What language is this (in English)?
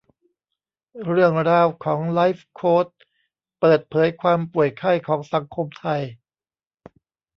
Thai